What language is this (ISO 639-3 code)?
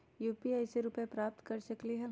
mag